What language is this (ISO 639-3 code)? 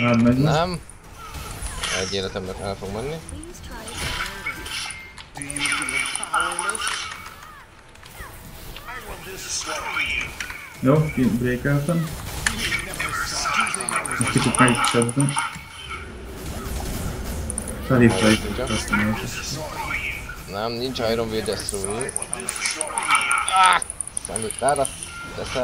hun